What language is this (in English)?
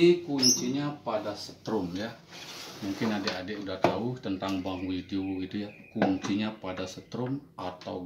Indonesian